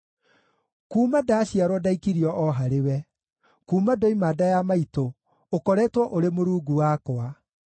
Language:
Kikuyu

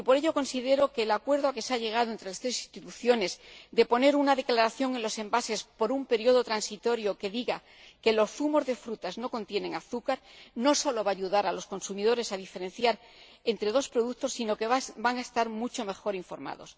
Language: Spanish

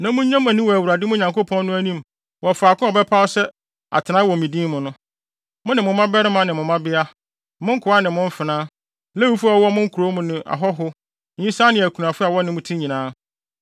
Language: Akan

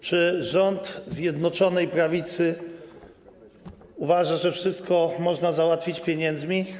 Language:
Polish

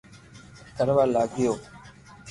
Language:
Loarki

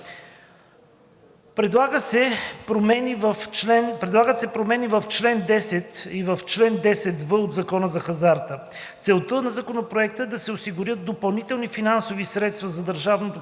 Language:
Bulgarian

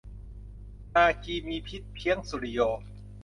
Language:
Thai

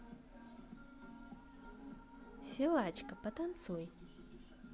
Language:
Russian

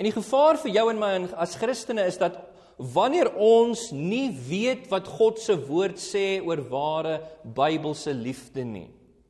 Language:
Dutch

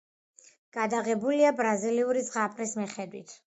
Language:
Georgian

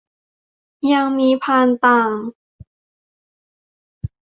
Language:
Thai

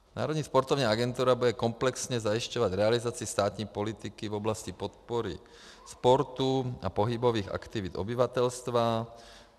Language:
Czech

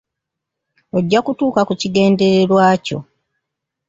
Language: Ganda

